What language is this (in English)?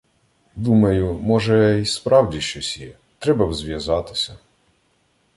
Ukrainian